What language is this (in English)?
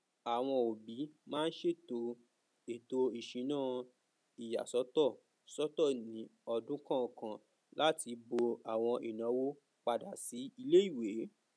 Yoruba